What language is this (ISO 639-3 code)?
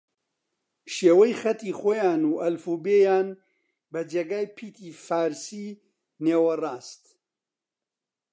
ckb